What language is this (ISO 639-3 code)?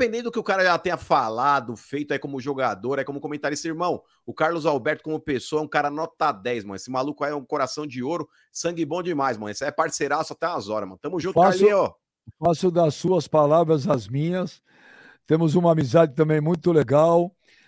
por